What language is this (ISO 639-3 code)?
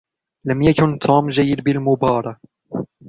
ara